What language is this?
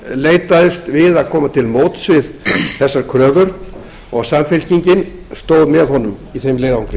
Icelandic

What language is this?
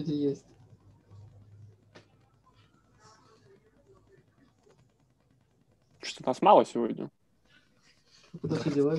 Russian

